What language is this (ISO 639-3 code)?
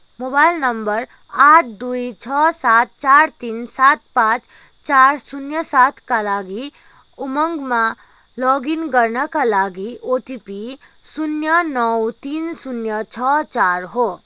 nep